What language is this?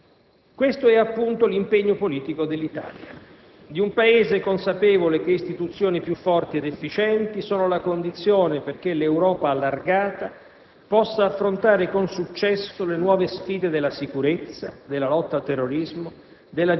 Italian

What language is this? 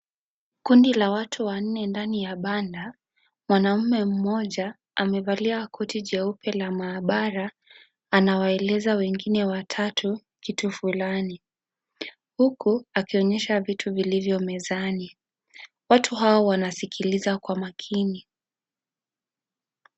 Swahili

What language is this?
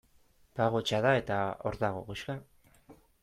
Basque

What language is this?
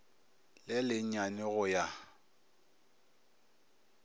Northern Sotho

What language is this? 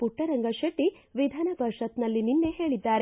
Kannada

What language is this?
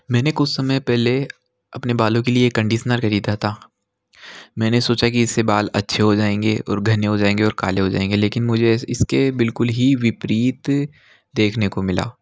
Hindi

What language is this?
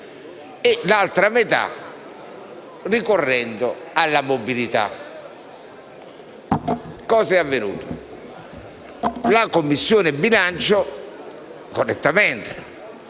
Italian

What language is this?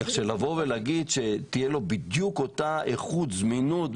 Hebrew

